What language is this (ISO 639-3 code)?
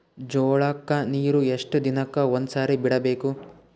kan